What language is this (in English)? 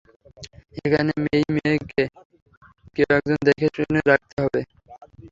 Bangla